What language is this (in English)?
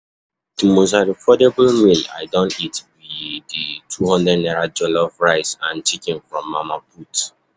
Nigerian Pidgin